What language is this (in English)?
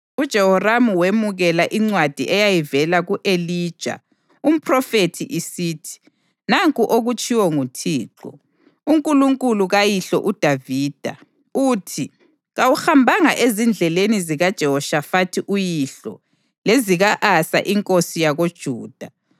North Ndebele